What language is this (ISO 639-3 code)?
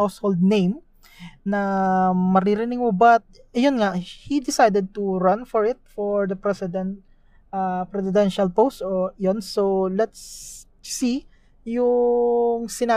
fil